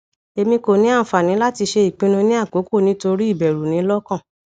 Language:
Yoruba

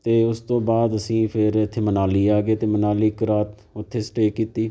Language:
Punjabi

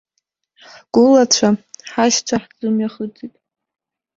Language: Abkhazian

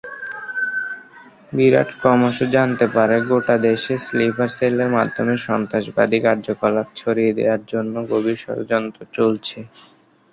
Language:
Bangla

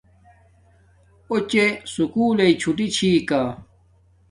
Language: Domaaki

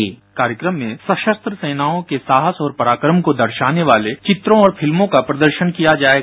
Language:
Hindi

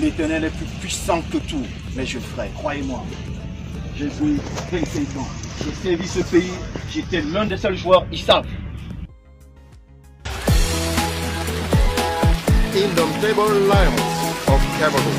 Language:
French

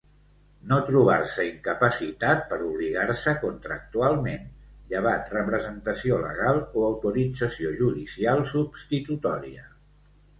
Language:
Catalan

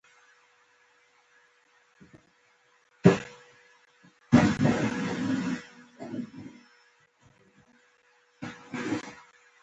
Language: Pashto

